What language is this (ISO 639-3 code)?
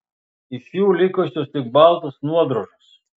lit